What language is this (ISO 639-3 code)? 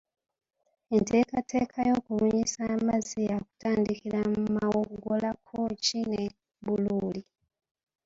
lug